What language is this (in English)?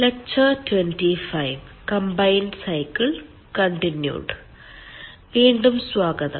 Malayalam